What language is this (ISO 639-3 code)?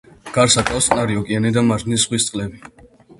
kat